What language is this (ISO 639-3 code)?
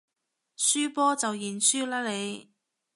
yue